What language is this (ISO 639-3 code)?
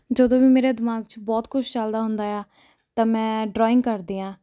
pan